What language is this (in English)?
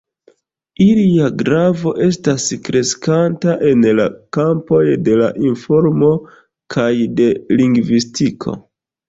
Esperanto